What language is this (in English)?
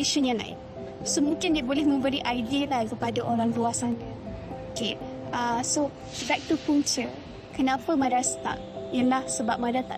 Malay